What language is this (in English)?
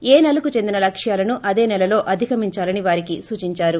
Telugu